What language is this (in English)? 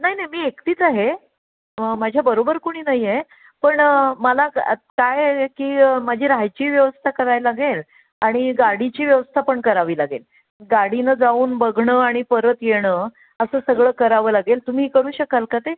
Marathi